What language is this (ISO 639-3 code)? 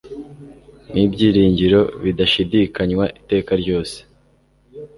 kin